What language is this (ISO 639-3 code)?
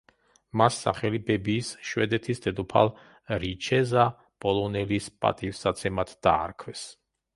kat